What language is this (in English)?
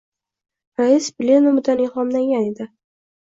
Uzbek